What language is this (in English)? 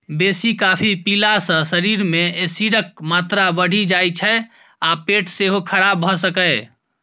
Maithili